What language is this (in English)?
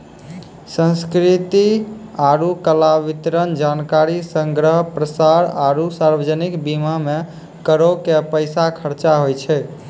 Maithili